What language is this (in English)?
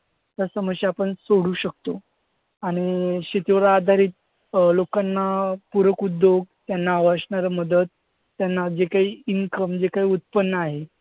Marathi